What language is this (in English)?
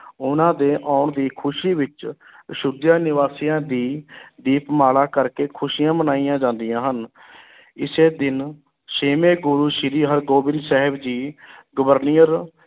Punjabi